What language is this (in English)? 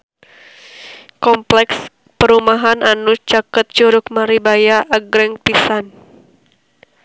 Sundanese